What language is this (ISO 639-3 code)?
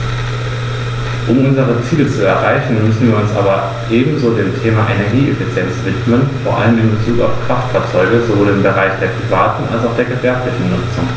deu